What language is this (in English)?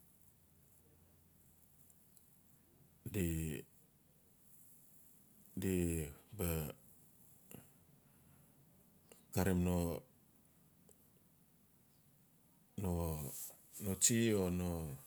Notsi